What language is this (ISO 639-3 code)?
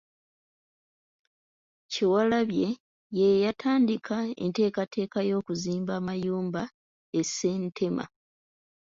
lug